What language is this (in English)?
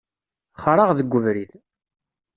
Kabyle